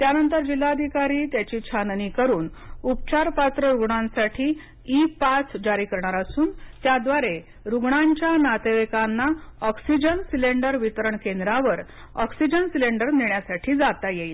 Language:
Marathi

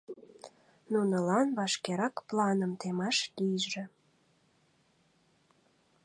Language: Mari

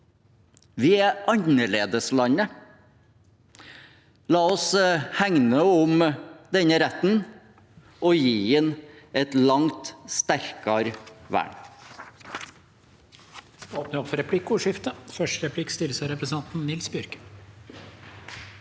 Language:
Norwegian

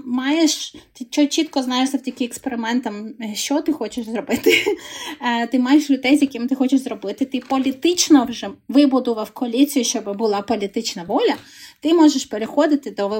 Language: Ukrainian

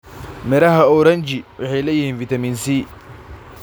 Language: Somali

